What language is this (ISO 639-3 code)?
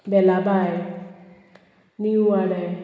kok